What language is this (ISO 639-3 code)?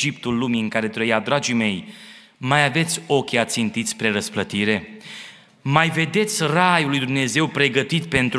ron